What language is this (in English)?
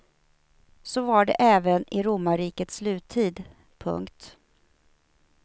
Swedish